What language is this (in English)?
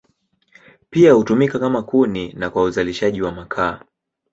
Swahili